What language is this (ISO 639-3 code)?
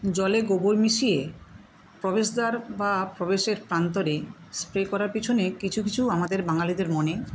ben